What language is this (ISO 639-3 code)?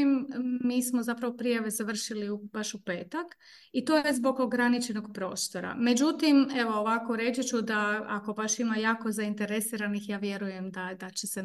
hrv